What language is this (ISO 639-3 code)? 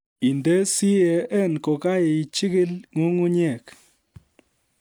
kln